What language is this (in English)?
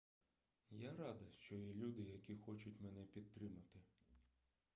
Ukrainian